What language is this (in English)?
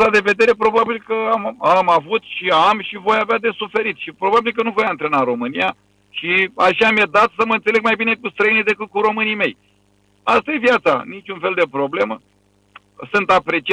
Romanian